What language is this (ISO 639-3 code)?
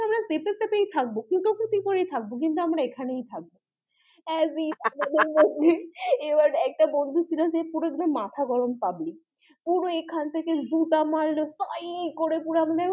ben